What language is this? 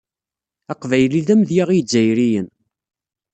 Kabyle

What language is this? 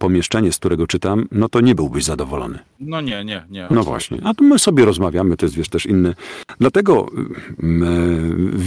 Polish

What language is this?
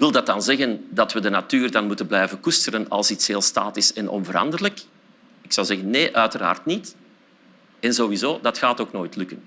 Dutch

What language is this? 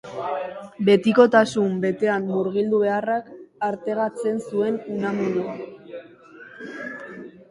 Basque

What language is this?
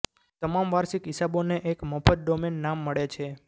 Gujarati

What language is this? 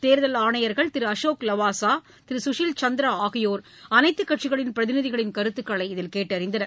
Tamil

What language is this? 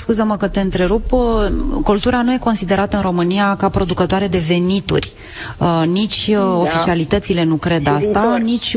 Romanian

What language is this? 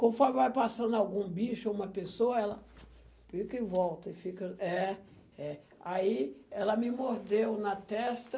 Portuguese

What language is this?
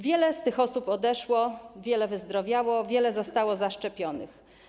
Polish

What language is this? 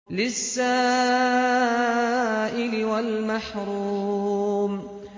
Arabic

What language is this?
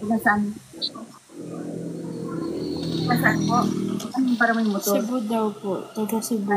Filipino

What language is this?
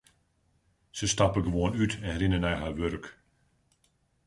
Western Frisian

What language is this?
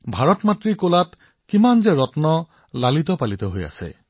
Assamese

